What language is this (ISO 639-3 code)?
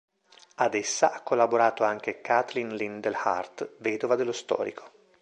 ita